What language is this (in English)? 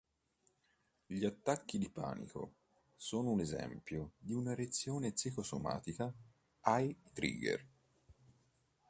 Italian